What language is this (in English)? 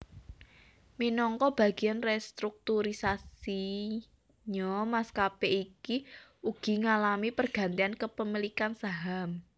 Javanese